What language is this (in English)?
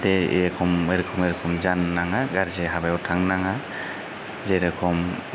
Bodo